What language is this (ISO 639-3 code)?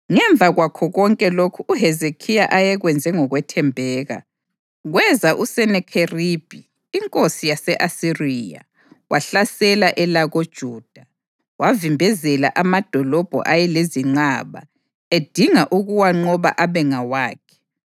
nde